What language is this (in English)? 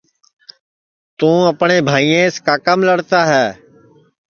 Sansi